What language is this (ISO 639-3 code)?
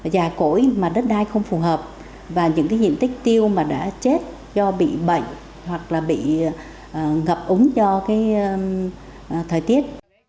vie